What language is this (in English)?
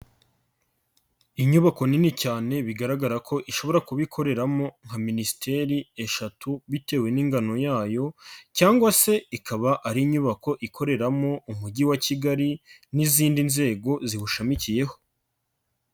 Kinyarwanda